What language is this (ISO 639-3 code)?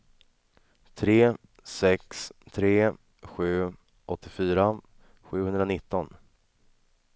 swe